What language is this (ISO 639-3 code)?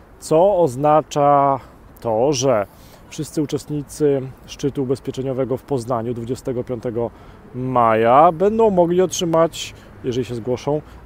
pol